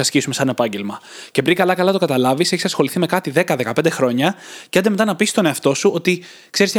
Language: Greek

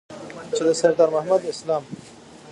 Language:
Pashto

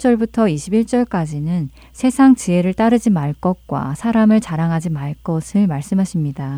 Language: Korean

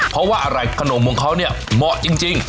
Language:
Thai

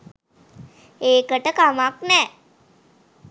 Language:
Sinhala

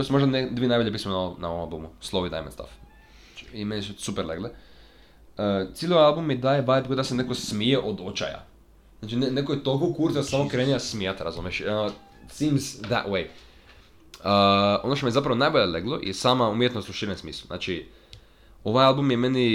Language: Croatian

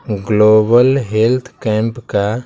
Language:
Hindi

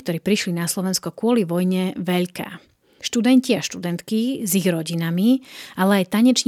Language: Slovak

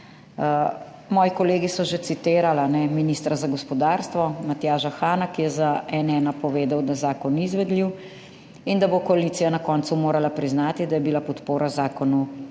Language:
Slovenian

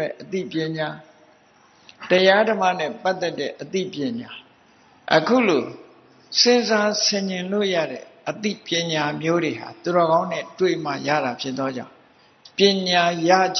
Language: Thai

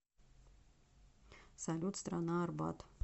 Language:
Russian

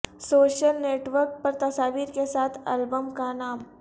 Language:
Urdu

